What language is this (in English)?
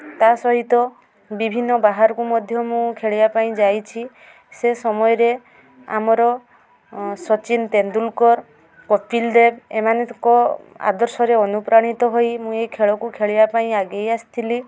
Odia